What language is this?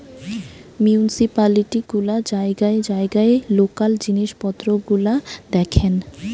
Bangla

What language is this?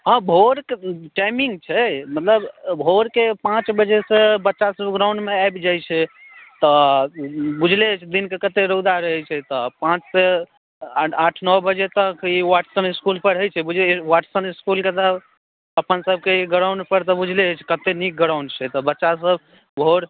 Maithili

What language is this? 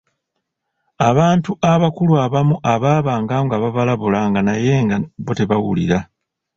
Ganda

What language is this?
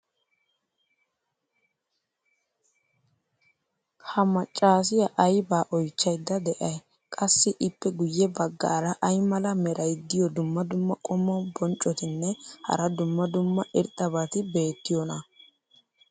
Wolaytta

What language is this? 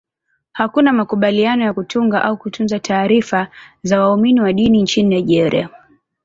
Swahili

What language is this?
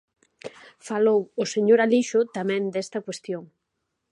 Galician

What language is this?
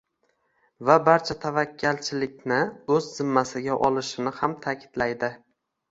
Uzbek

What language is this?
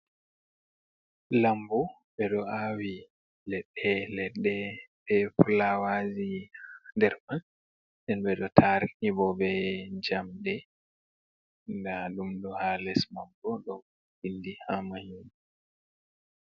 Fula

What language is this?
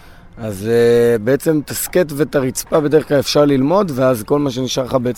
Hebrew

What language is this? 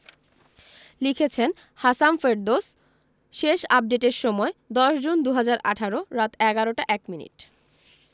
Bangla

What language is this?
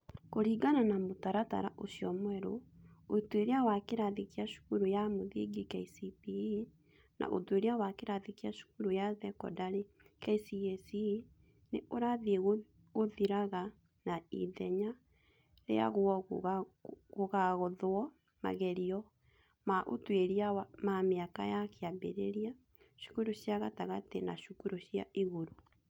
Kikuyu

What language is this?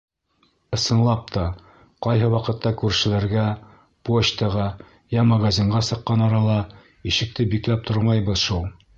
Bashkir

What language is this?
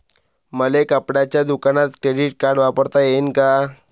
Marathi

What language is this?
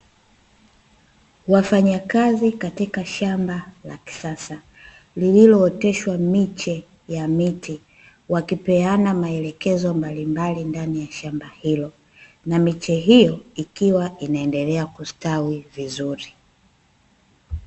Swahili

